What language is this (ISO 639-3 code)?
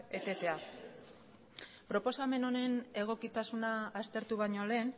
eus